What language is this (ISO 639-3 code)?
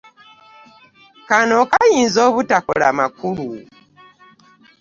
lug